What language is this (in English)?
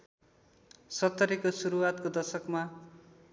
Nepali